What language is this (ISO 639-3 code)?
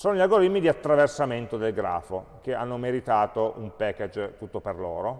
ita